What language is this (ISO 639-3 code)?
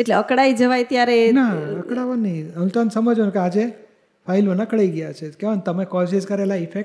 guj